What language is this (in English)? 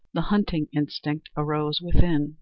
English